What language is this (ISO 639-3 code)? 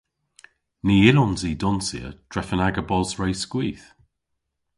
cor